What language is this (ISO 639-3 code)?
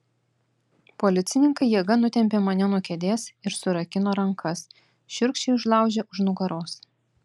lit